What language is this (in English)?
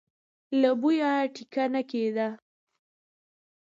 Pashto